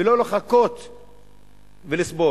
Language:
Hebrew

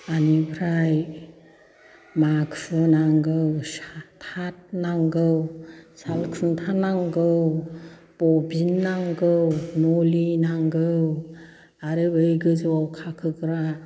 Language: Bodo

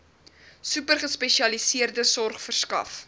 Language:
Afrikaans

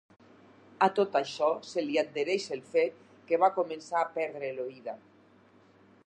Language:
Catalan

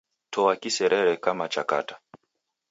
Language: Taita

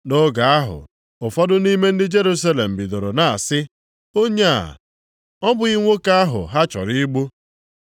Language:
Igbo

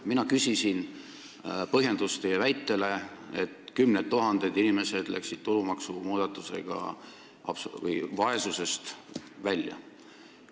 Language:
Estonian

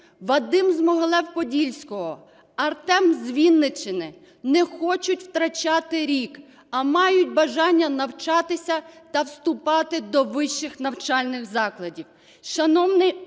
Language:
Ukrainian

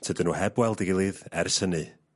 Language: Welsh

